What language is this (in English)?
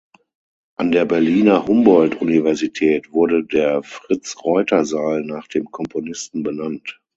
German